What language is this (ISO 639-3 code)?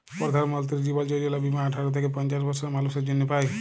ben